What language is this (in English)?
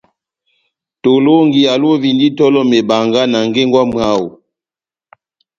Batanga